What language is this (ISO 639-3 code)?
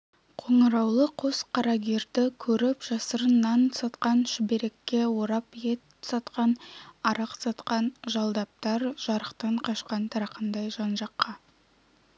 kaz